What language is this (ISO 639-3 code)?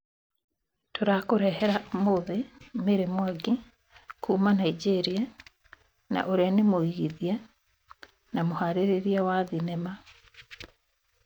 kik